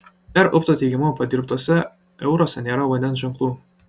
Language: Lithuanian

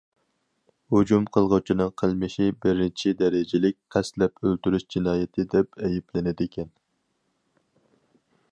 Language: Uyghur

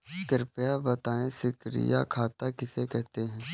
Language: Hindi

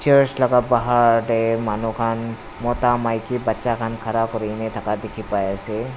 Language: Naga Pidgin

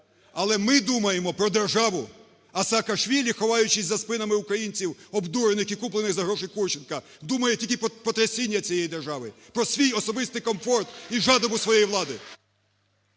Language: Ukrainian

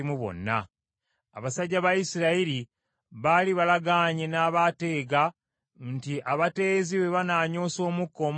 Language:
Ganda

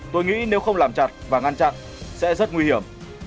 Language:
Vietnamese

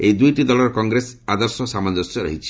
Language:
Odia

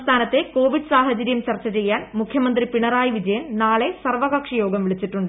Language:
Malayalam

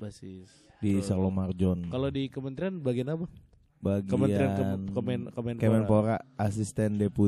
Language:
Indonesian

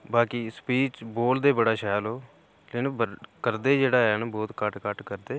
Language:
Dogri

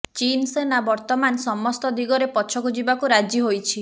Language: Odia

